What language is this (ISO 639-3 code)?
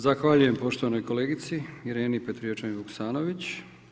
hrv